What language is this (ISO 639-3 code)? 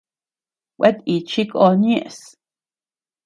cux